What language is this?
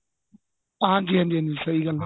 Punjabi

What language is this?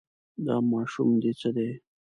Pashto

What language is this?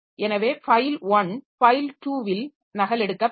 Tamil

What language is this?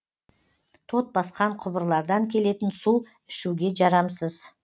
Kazakh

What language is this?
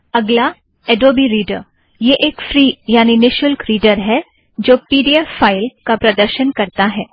Hindi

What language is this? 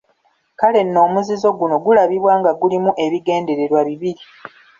Ganda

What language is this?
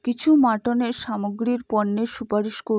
Bangla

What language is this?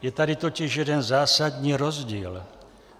Czech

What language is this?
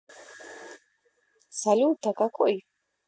Russian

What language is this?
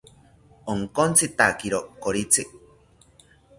South Ucayali Ashéninka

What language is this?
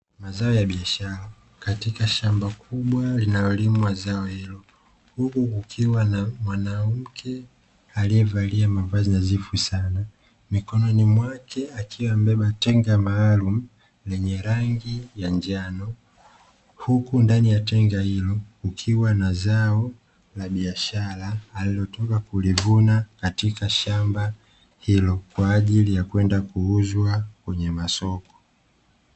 Swahili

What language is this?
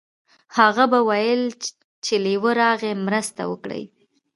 Pashto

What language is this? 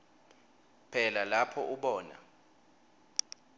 Swati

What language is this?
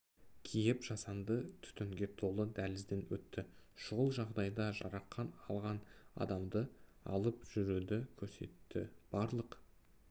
Kazakh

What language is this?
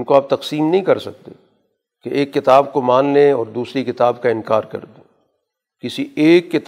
Urdu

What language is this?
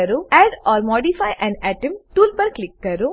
Gujarati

